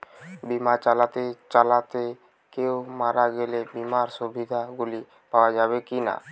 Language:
Bangla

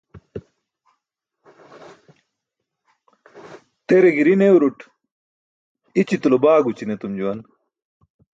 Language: Burushaski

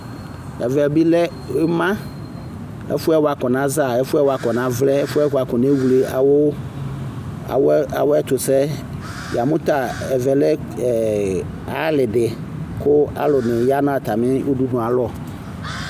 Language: Ikposo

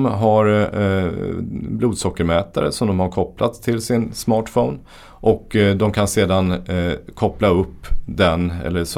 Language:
Swedish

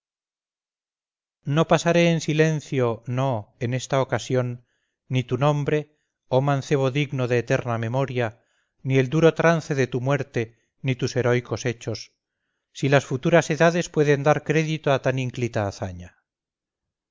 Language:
Spanish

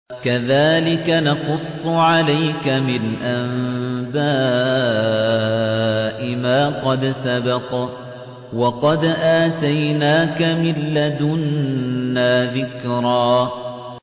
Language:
Arabic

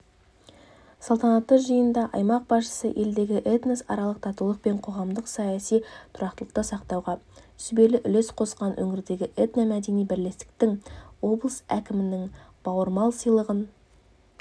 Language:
Kazakh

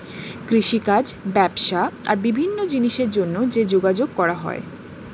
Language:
Bangla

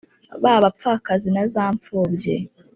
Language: Kinyarwanda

